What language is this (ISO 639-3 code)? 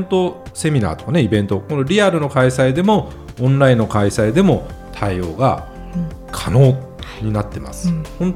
jpn